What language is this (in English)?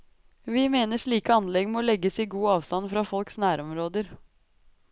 Norwegian